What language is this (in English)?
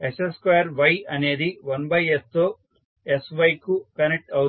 Telugu